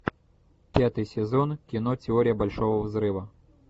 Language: Russian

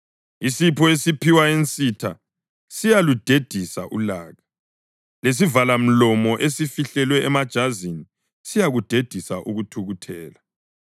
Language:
North Ndebele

